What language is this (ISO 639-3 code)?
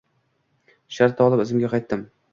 uzb